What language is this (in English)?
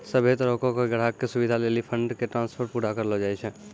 Maithili